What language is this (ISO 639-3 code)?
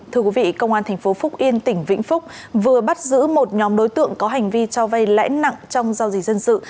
vie